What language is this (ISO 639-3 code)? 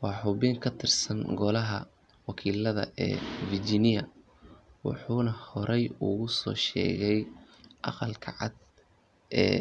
som